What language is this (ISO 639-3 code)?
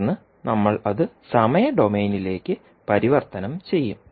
mal